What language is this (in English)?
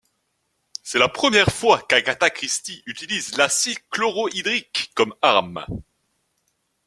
French